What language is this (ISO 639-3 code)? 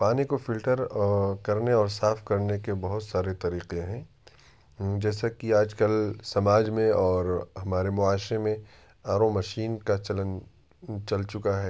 urd